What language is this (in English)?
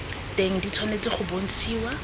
Tswana